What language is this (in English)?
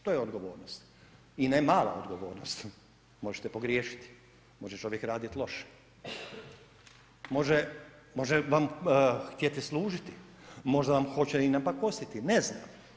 Croatian